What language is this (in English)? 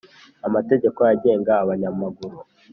Kinyarwanda